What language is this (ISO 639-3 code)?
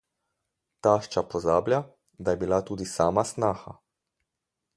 slv